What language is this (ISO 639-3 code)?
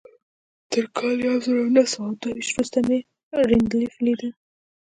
pus